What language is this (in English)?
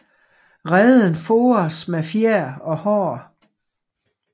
Danish